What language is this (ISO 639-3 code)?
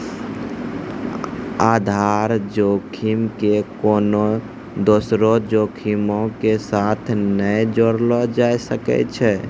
mai